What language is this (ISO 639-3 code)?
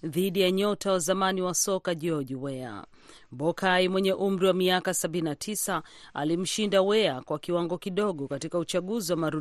swa